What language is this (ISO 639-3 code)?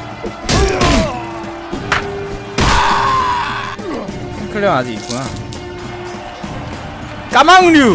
kor